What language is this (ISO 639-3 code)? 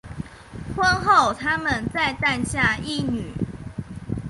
zho